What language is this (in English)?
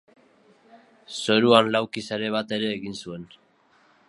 Basque